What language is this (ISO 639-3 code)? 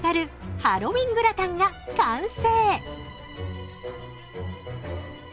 jpn